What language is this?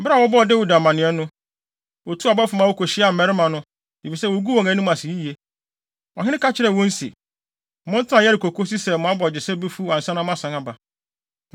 Akan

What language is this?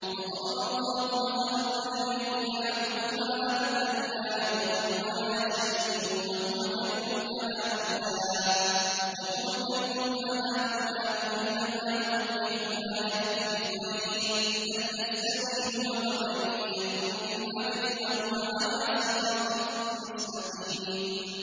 Arabic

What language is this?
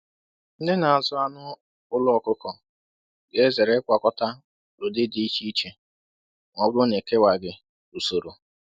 Igbo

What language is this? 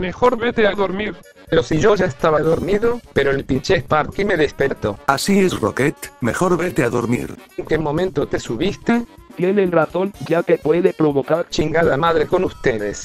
Spanish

